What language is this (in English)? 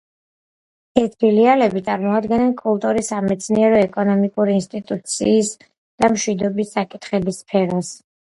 Georgian